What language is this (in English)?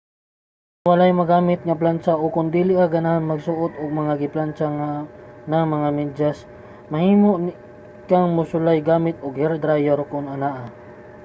Cebuano